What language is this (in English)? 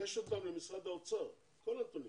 Hebrew